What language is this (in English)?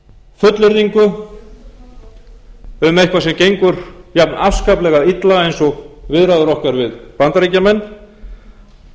Icelandic